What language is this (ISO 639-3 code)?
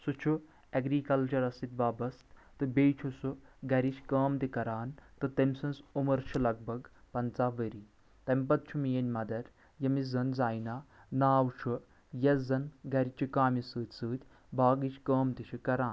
kas